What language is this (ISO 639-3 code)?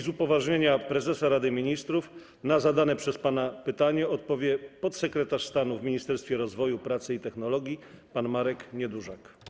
pol